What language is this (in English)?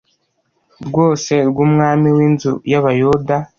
Kinyarwanda